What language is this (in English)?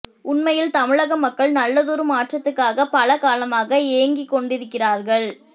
Tamil